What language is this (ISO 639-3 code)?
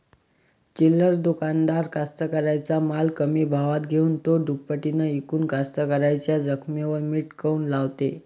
mar